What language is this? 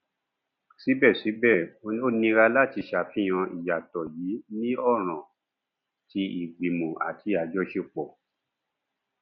Yoruba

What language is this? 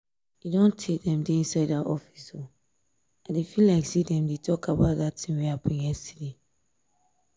Nigerian Pidgin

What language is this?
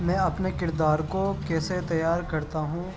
Urdu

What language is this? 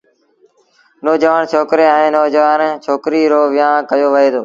Sindhi Bhil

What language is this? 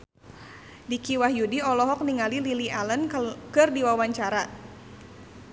Sundanese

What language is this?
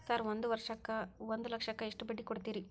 Kannada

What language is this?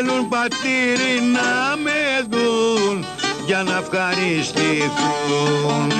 Greek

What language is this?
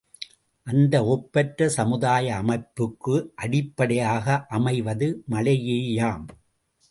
Tamil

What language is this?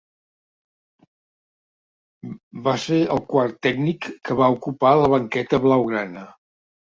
Catalan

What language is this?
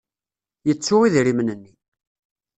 Kabyle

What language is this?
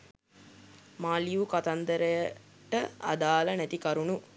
Sinhala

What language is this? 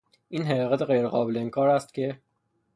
Persian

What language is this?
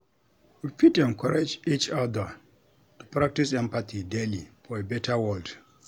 Nigerian Pidgin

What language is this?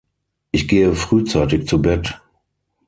German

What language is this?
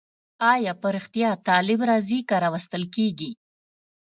Pashto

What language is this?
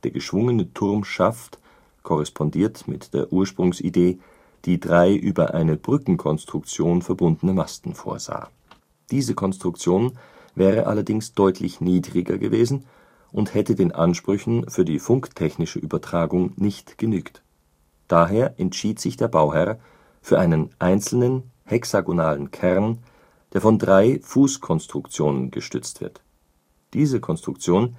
German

